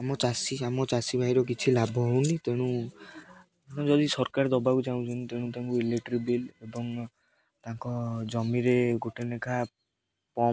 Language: Odia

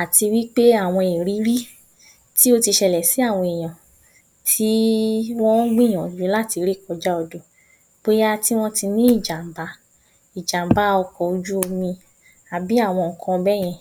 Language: Yoruba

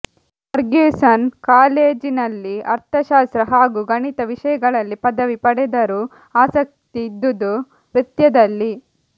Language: Kannada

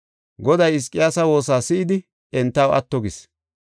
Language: Gofa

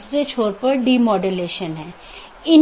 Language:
Hindi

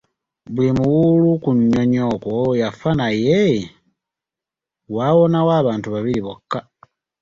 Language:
Ganda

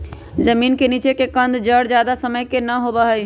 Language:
Magahi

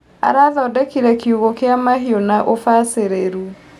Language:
Kikuyu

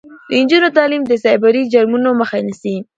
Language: Pashto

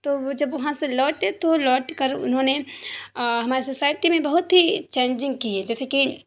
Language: Urdu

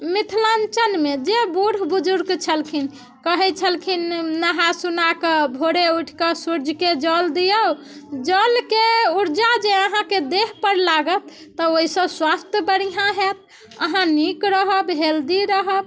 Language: Maithili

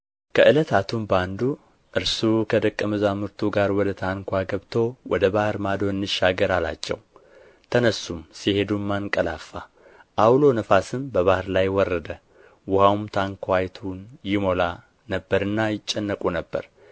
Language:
Amharic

